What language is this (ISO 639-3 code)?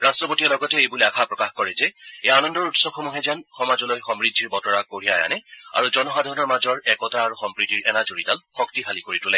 asm